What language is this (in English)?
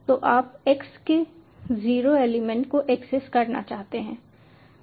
Hindi